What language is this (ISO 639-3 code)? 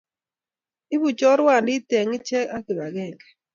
kln